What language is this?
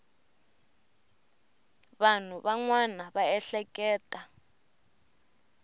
Tsonga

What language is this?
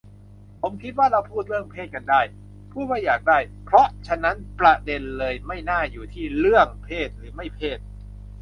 Thai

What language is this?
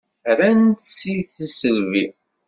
Kabyle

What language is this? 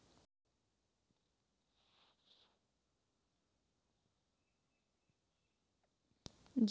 Chhattisgarhi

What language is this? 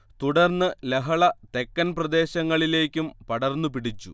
Malayalam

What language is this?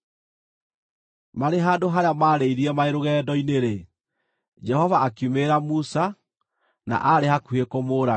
Kikuyu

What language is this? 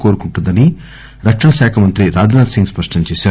Telugu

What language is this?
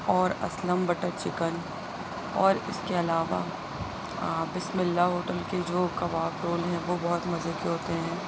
Urdu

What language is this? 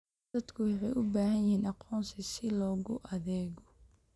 Somali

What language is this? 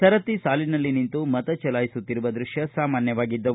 Kannada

